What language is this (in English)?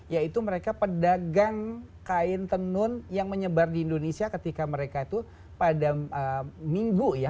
Indonesian